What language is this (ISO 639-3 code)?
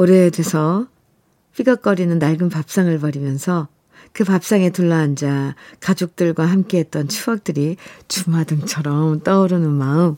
kor